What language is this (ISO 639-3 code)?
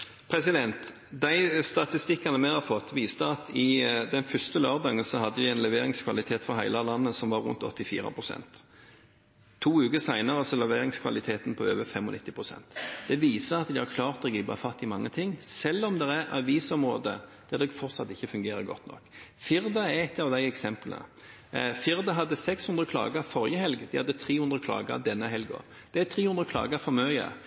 nor